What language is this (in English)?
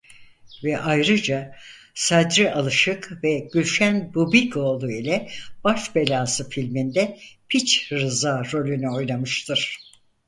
Turkish